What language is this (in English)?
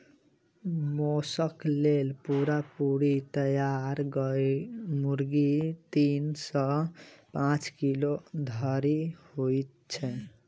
Maithili